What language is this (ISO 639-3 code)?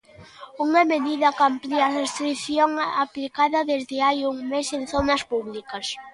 glg